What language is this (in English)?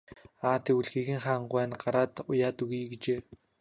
Mongolian